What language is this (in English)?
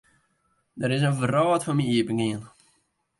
Western Frisian